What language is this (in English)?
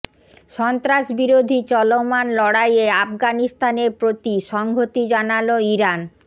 Bangla